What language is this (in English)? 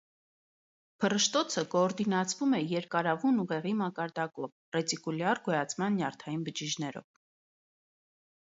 Armenian